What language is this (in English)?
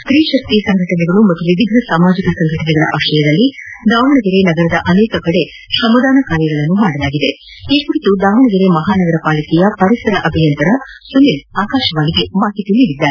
Kannada